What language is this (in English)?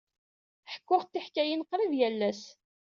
Kabyle